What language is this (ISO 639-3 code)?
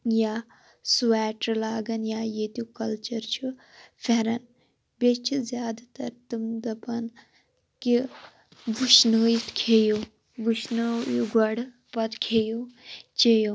kas